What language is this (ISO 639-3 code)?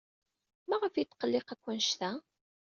kab